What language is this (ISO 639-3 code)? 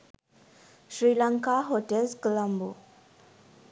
sin